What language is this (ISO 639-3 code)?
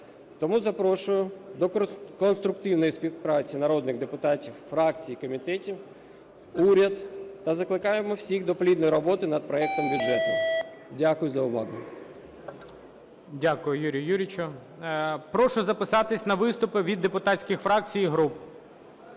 ukr